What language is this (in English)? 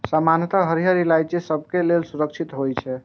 Maithili